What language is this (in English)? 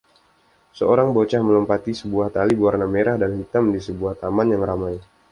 Indonesian